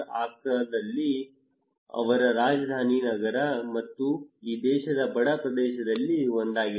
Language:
Kannada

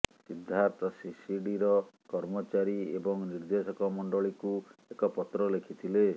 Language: Odia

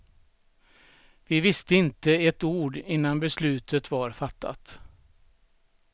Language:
Swedish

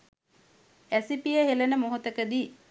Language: Sinhala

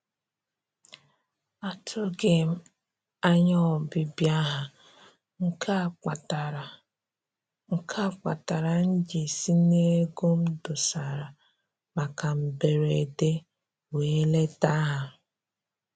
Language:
Igbo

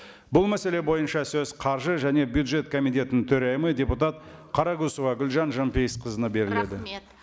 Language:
Kazakh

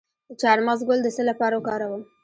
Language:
Pashto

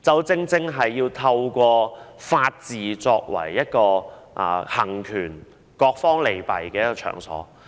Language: Cantonese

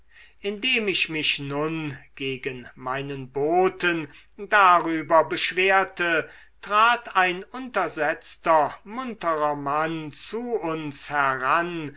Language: German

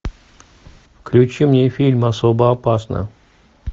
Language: Russian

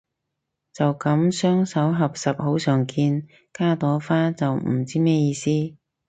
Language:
Cantonese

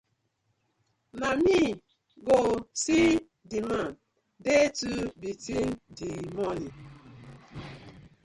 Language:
Nigerian Pidgin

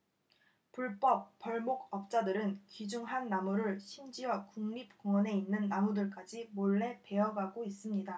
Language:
Korean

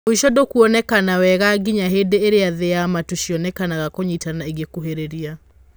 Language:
Kikuyu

